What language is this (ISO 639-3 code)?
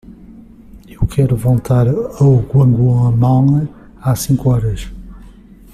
por